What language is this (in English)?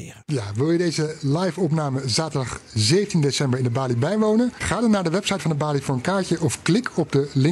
Dutch